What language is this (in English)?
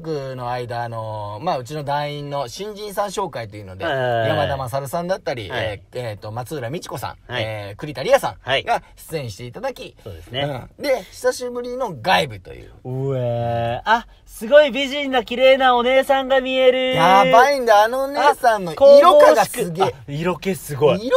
Japanese